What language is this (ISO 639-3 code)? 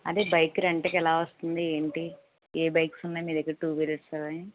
tel